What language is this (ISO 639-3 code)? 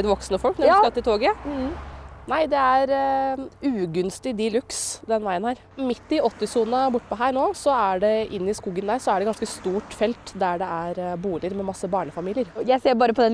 nor